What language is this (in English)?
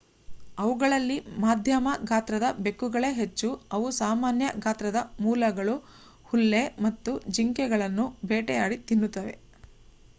Kannada